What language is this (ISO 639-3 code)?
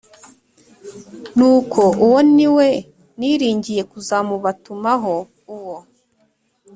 kin